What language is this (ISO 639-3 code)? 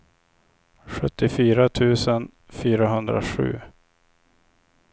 swe